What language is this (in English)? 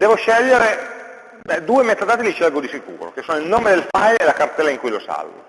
Italian